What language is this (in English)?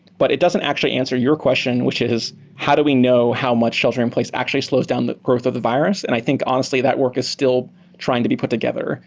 English